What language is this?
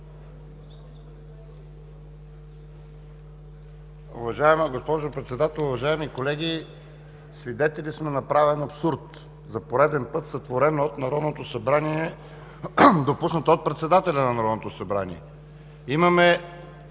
Bulgarian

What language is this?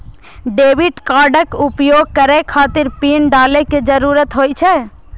Maithili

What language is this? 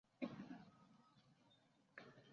Chinese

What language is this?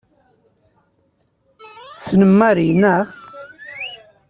Kabyle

